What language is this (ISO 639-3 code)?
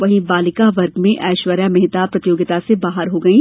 hin